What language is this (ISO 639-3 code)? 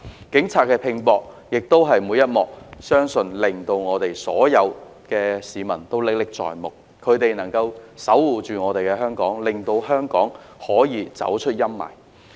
yue